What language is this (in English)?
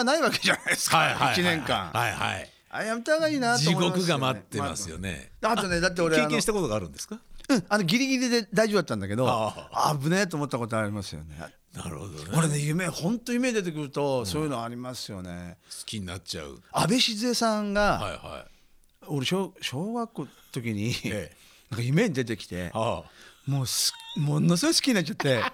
Japanese